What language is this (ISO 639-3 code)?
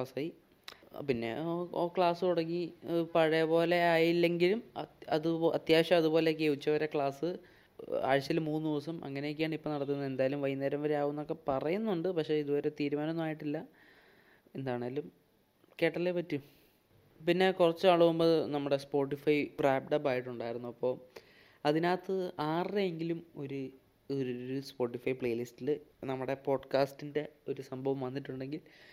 mal